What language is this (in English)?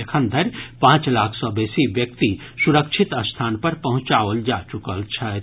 Maithili